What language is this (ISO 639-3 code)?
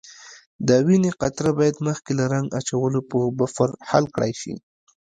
pus